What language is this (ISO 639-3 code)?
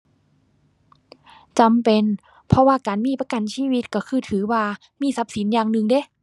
tha